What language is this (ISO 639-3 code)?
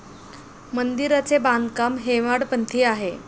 mar